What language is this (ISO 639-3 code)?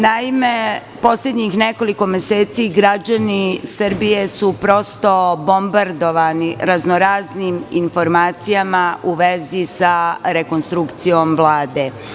srp